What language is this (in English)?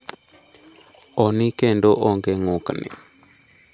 Luo (Kenya and Tanzania)